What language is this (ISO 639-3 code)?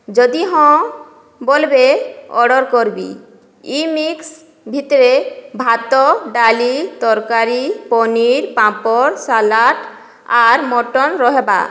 ori